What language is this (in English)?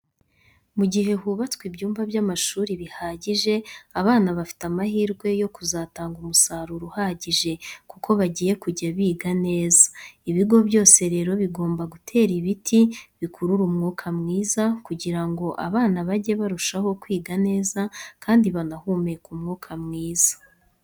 Kinyarwanda